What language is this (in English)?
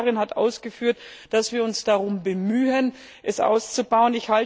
German